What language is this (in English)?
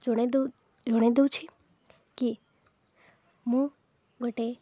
Odia